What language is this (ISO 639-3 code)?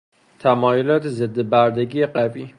fas